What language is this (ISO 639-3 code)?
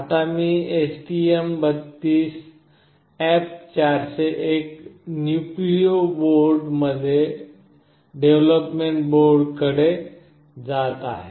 mar